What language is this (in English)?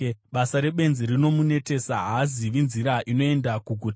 Shona